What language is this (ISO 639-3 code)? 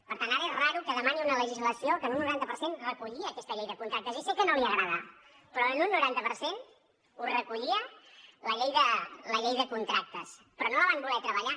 cat